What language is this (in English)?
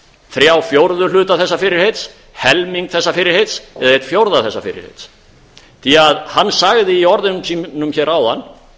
Icelandic